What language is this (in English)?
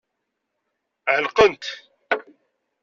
Kabyle